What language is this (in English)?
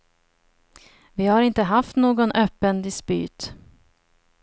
Swedish